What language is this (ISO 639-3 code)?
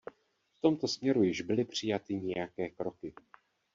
ces